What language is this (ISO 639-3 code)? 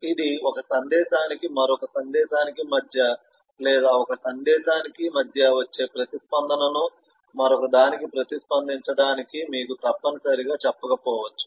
tel